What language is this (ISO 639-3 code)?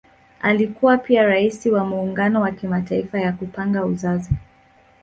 swa